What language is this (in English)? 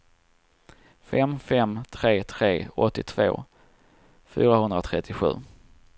Swedish